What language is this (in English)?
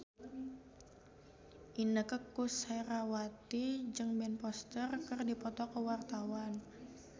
Sundanese